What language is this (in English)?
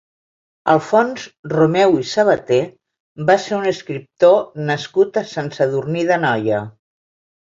Catalan